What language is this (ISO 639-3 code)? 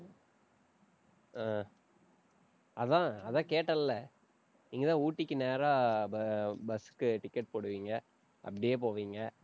tam